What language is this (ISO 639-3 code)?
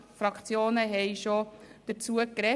gsw